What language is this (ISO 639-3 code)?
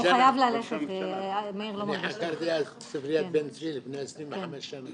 heb